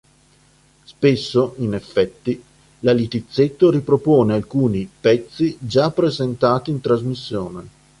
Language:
Italian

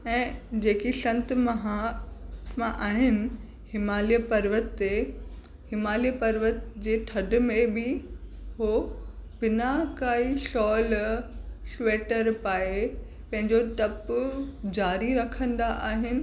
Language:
Sindhi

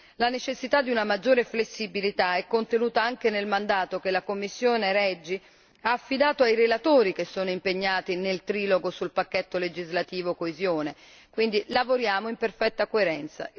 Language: Italian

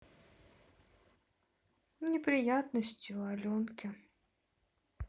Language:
Russian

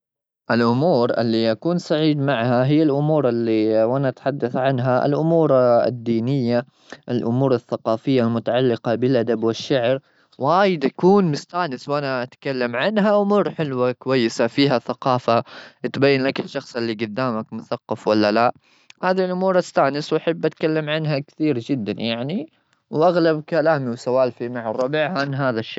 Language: Gulf Arabic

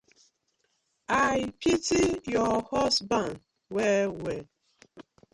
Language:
Nigerian Pidgin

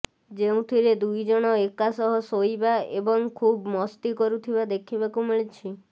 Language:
Odia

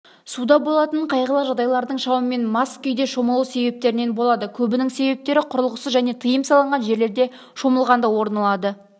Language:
Kazakh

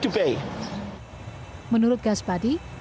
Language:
Indonesian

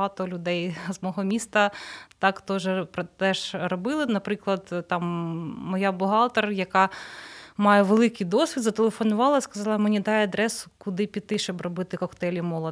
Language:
Ukrainian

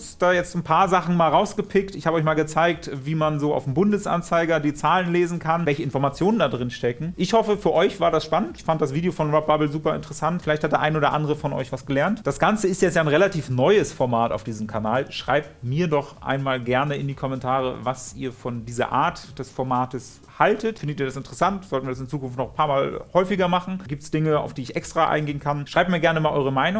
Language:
German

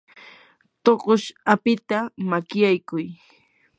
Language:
Yanahuanca Pasco Quechua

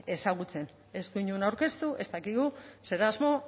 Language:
Basque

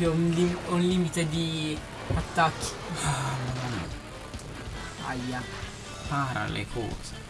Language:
Italian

